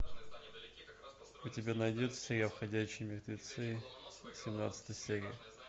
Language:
Russian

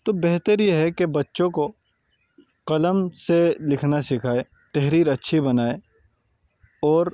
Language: Urdu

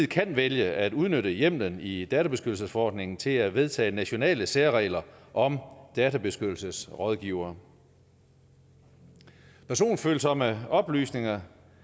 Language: Danish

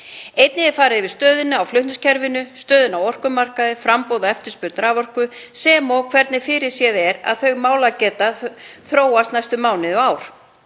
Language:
Icelandic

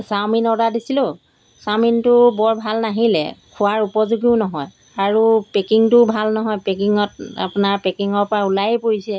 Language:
Assamese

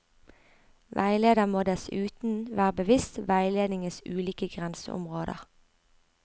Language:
Norwegian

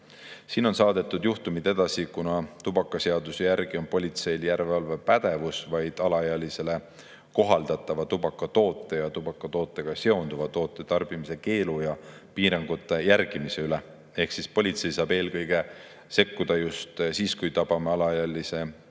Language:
Estonian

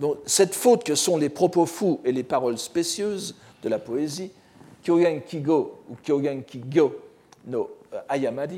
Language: French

